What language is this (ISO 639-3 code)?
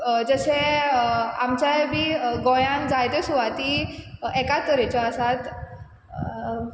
kok